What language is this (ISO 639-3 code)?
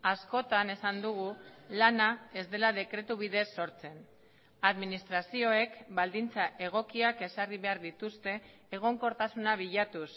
eus